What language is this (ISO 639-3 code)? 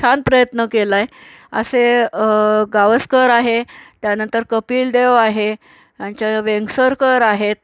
mar